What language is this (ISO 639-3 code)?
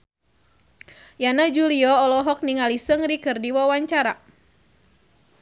sun